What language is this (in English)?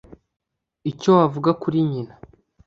Kinyarwanda